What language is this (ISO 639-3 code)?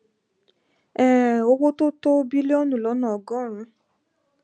yor